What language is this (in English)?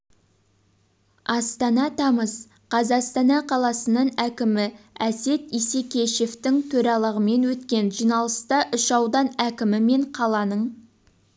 Kazakh